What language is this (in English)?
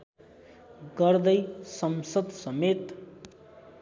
Nepali